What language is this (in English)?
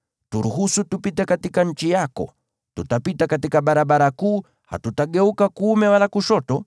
Swahili